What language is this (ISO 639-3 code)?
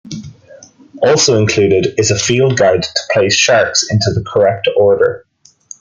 eng